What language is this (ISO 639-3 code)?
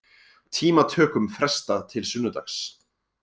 isl